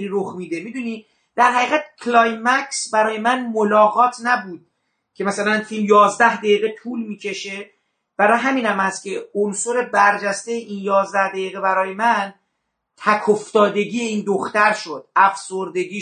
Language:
Persian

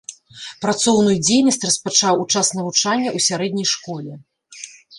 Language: Belarusian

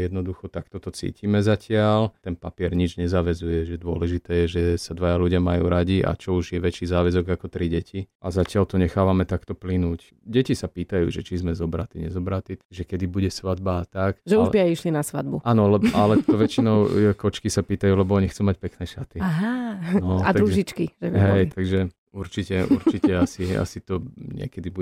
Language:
Slovak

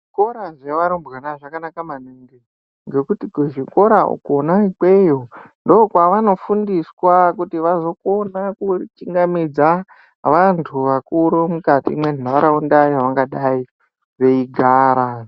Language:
Ndau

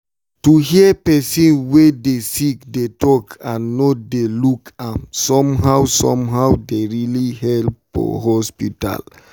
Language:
Nigerian Pidgin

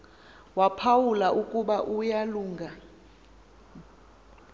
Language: Xhosa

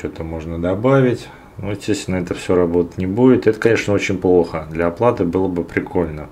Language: Russian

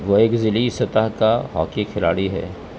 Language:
Urdu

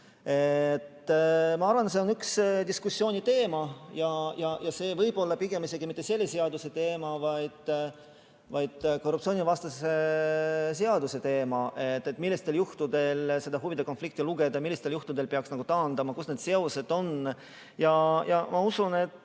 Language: Estonian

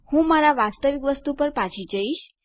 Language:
Gujarati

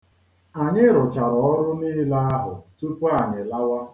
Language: Igbo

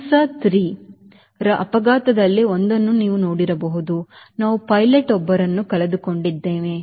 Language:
Kannada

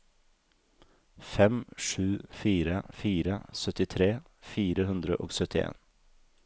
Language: Norwegian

